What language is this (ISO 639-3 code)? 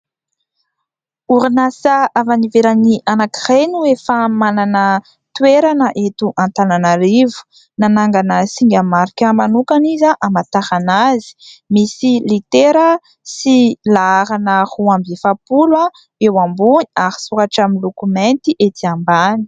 mlg